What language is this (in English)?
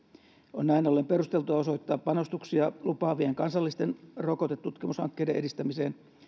Finnish